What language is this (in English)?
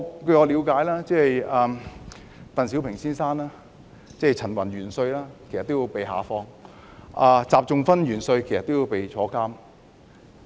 Cantonese